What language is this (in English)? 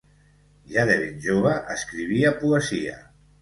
Catalan